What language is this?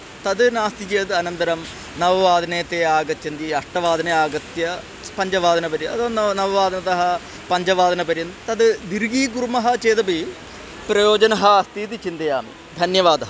Sanskrit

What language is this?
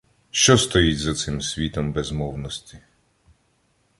Ukrainian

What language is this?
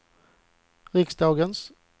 Swedish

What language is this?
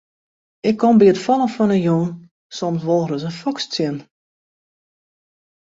Western Frisian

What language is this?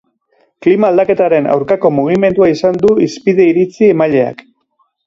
Basque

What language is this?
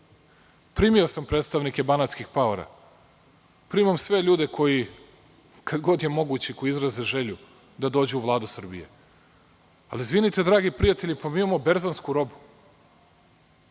Serbian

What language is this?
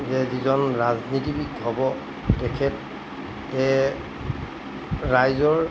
Assamese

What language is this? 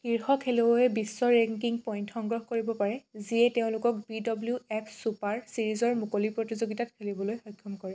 Assamese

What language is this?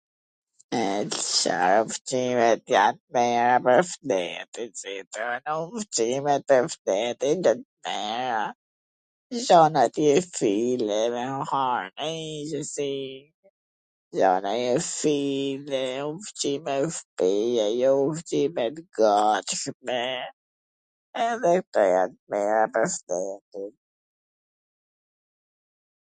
Gheg Albanian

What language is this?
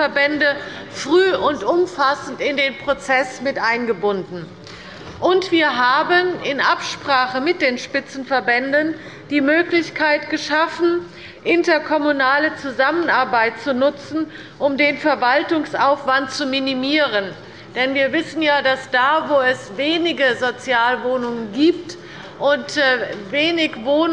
German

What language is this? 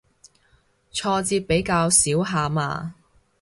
Cantonese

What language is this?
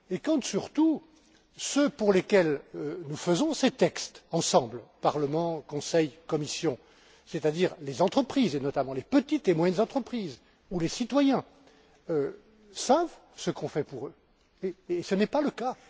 French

